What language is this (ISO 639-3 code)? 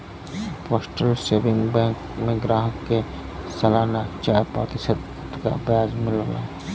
bho